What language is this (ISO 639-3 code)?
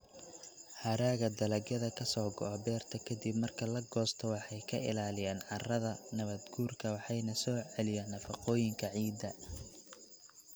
som